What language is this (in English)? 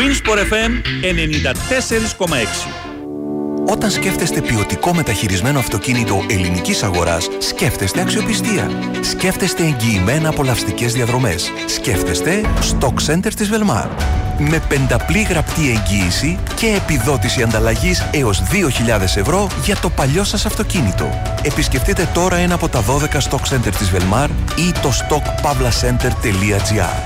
Greek